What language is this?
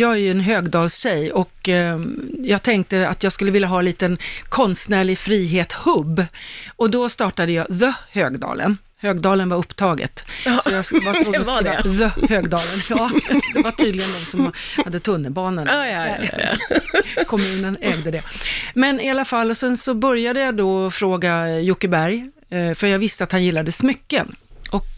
Swedish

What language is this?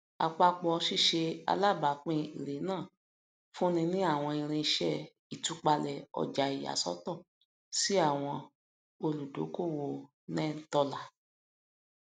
Yoruba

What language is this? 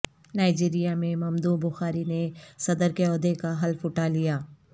Urdu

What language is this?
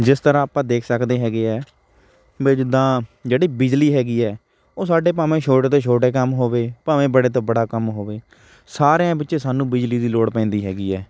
Punjabi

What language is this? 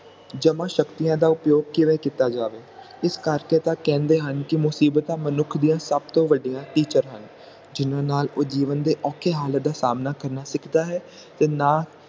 Punjabi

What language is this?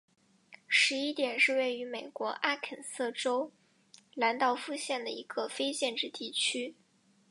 Chinese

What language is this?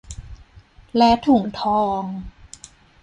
Thai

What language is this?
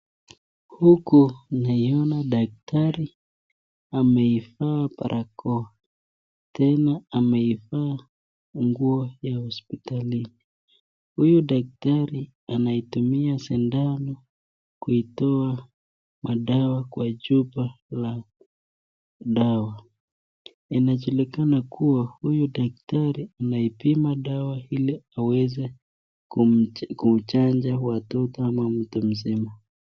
Swahili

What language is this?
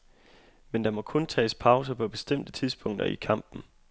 Danish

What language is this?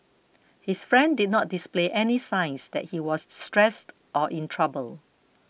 English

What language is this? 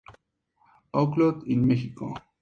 Spanish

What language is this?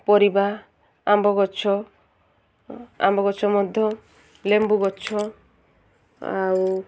Odia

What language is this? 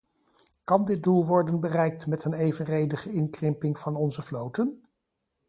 Dutch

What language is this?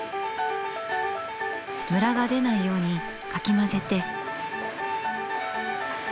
Japanese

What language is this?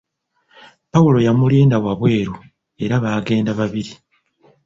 Ganda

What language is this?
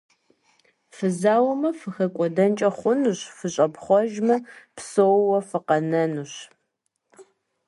Kabardian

